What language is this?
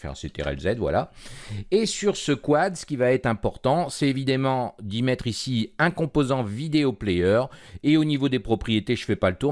French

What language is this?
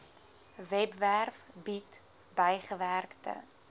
Afrikaans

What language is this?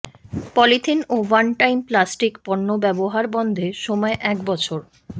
Bangla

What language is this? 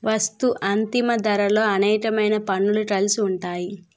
Telugu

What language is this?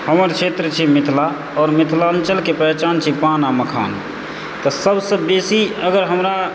Maithili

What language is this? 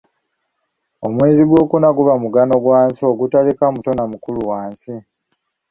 Ganda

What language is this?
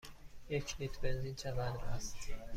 Persian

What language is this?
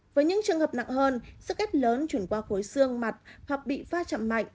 Vietnamese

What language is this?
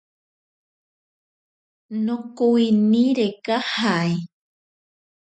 Ashéninka Perené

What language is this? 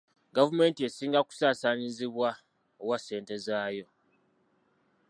Ganda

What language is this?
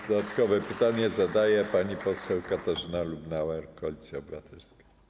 Polish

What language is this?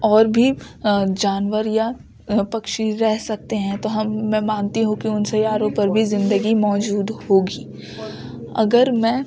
Urdu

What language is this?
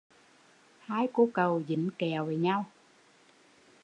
Vietnamese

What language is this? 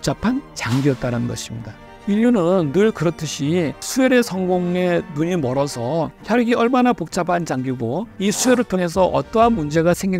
Korean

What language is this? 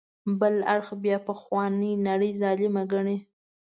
Pashto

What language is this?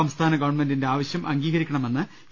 Malayalam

